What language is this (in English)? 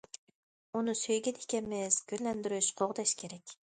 Uyghur